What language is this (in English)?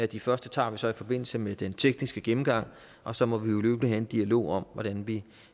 Danish